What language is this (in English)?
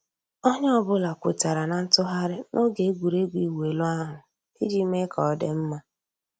Igbo